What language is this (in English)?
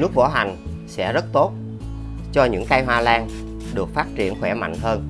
Vietnamese